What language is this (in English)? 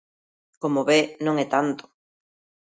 Galician